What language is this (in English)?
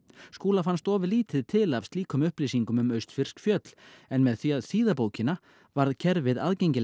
Icelandic